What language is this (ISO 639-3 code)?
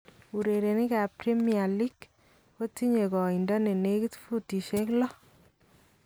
kln